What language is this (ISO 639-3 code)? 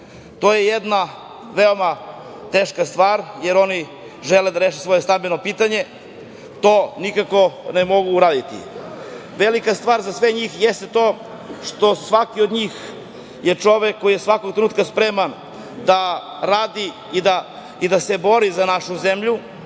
srp